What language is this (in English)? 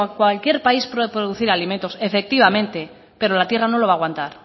Spanish